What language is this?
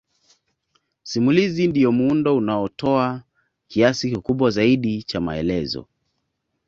Swahili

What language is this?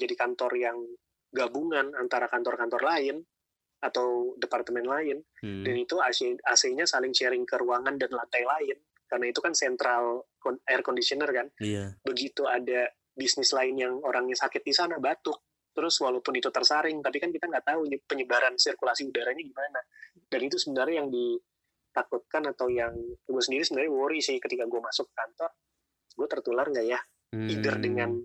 Indonesian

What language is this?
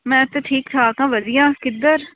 Punjabi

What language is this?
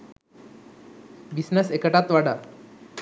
Sinhala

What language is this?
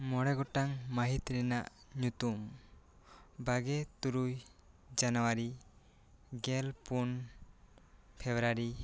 Santali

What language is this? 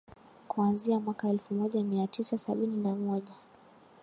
Swahili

